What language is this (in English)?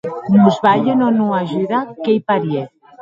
Occitan